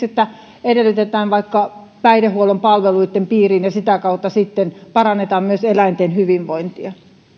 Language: Finnish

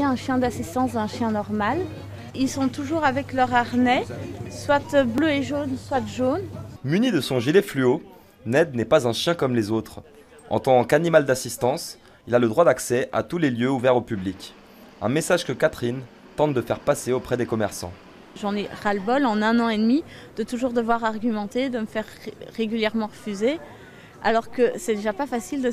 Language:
French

